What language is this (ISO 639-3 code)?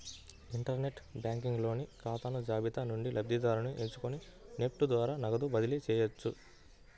tel